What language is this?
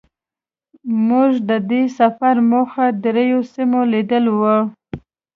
Pashto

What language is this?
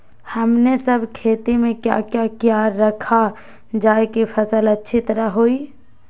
Magahi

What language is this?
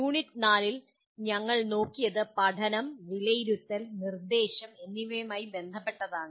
Malayalam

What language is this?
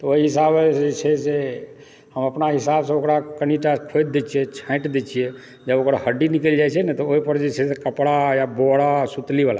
Maithili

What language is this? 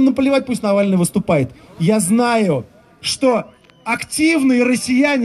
Russian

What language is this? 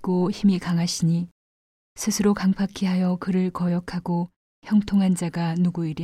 Korean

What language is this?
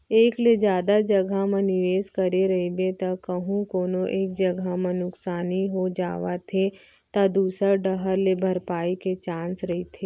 Chhattisgarhi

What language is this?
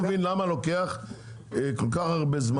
Hebrew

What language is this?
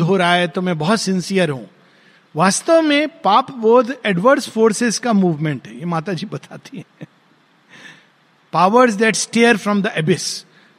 Hindi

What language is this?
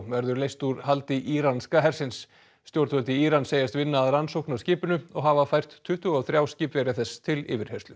Icelandic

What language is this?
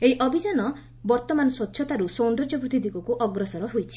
Odia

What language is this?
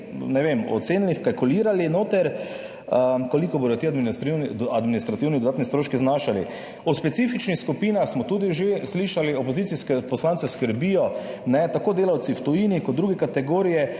Slovenian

